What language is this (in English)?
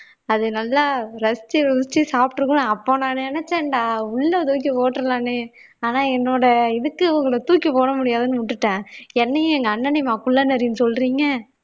Tamil